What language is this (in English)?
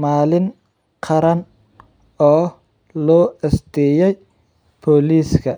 Somali